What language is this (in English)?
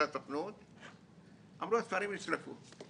Hebrew